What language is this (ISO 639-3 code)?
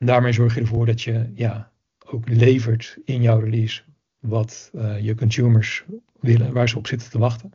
nld